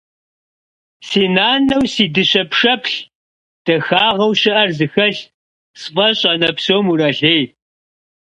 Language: Kabardian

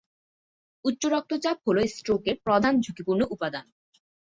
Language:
Bangla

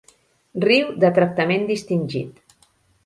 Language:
Catalan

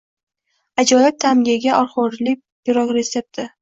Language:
Uzbek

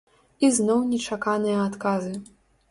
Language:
Belarusian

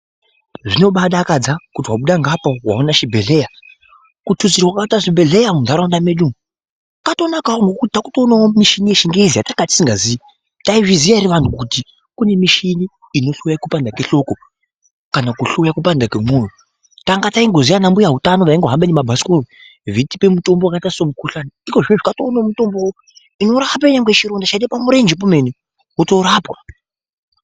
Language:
Ndau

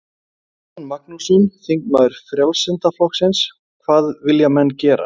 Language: Icelandic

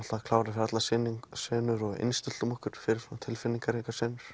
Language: Icelandic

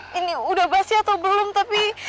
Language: Indonesian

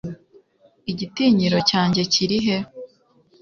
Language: Kinyarwanda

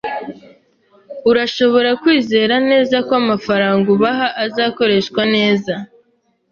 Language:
Kinyarwanda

